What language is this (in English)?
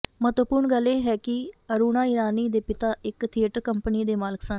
Punjabi